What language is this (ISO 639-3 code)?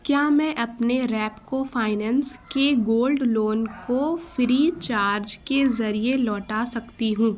urd